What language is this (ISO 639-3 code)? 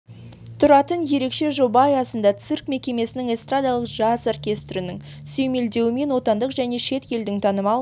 kaz